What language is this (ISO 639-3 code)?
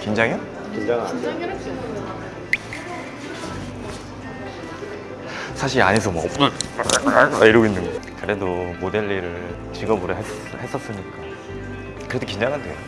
kor